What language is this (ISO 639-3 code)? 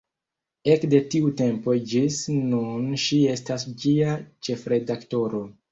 epo